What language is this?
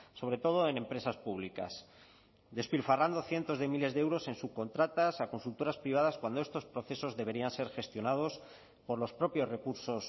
Spanish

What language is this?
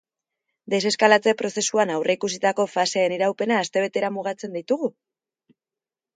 Basque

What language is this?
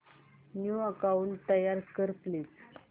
Marathi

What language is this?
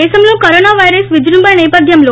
Telugu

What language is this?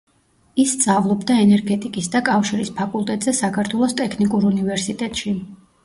Georgian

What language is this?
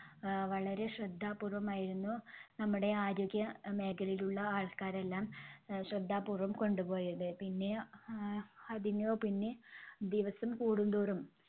Malayalam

